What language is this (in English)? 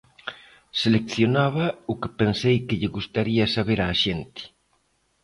Galician